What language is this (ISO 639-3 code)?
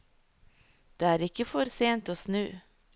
nor